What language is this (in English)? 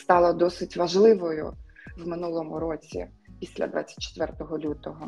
Ukrainian